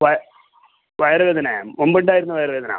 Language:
Malayalam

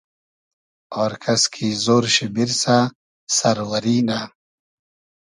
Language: Hazaragi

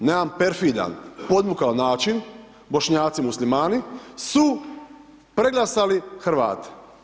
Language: Croatian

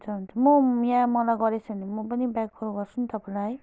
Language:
Nepali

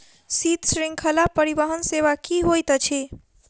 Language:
Maithili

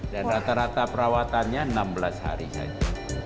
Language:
Indonesian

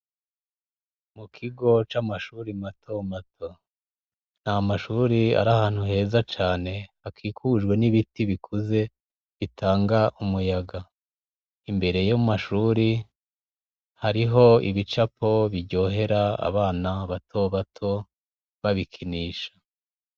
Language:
Rundi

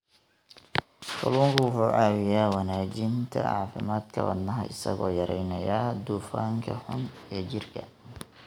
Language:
Somali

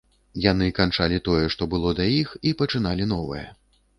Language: Belarusian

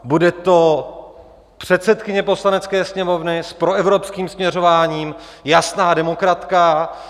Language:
Czech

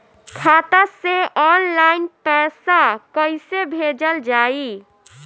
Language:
Bhojpuri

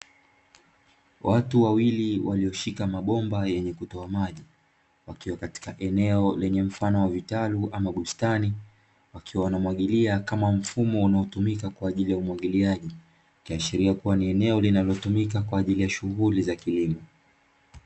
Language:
Swahili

